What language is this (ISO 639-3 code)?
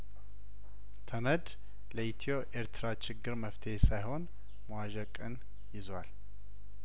amh